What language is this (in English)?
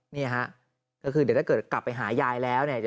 Thai